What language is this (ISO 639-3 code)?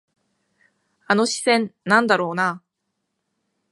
jpn